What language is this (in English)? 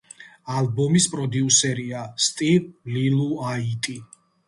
Georgian